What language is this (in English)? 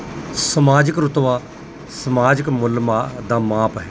Punjabi